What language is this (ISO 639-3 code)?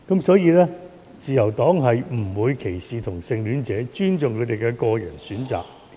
yue